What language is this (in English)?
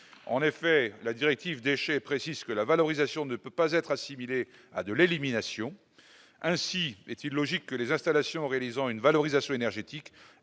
French